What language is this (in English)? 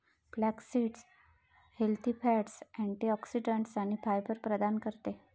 Marathi